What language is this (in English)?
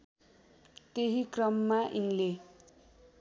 Nepali